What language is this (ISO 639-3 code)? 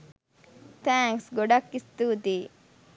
sin